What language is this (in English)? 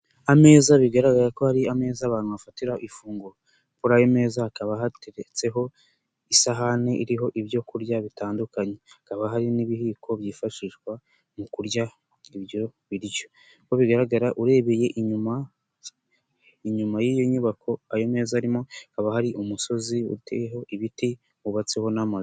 Kinyarwanda